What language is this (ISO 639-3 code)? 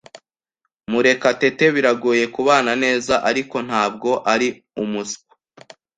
kin